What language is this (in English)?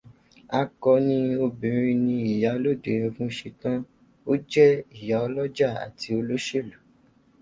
Yoruba